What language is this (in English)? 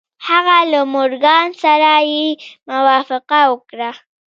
Pashto